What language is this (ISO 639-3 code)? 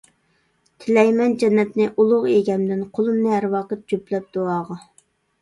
uig